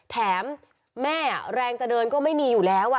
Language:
Thai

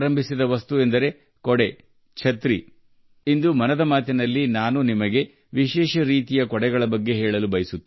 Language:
Kannada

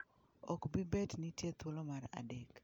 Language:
Luo (Kenya and Tanzania)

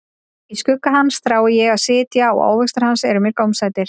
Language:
Icelandic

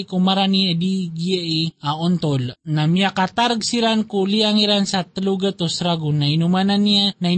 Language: Filipino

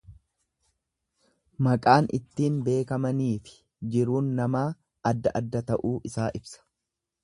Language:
Oromo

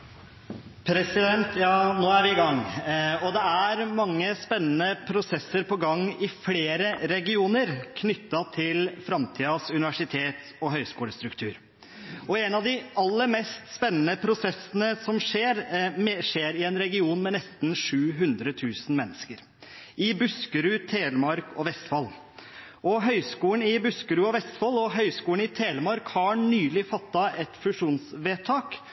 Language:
Norwegian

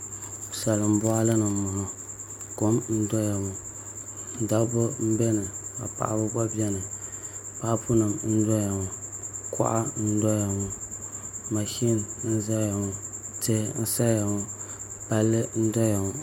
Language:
Dagbani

